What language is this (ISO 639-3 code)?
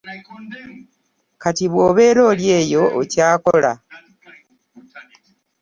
lug